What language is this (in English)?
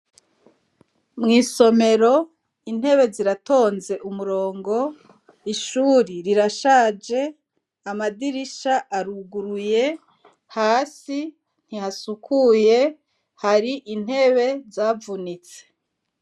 Rundi